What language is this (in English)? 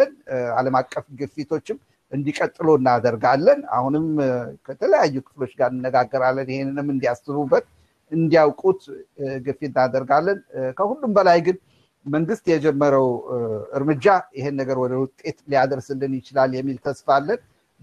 Amharic